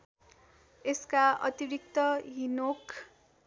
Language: Nepali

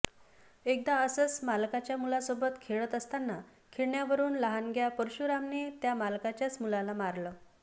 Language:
Marathi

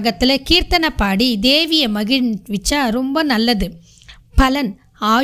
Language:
Tamil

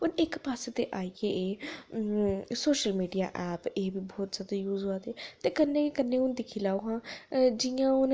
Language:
Dogri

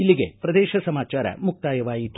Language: Kannada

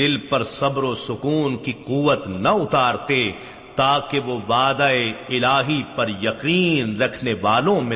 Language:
Urdu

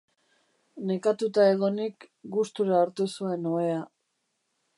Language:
Basque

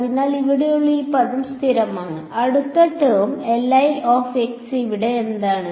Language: Malayalam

